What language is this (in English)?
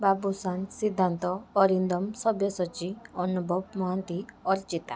Odia